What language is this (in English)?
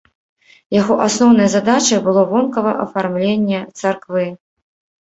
Belarusian